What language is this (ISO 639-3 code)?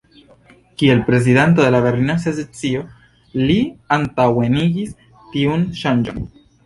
epo